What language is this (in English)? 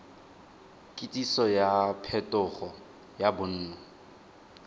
Tswana